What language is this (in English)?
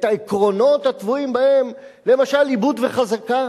Hebrew